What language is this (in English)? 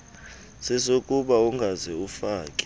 Xhosa